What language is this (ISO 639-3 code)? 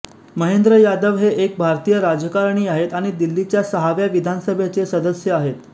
mar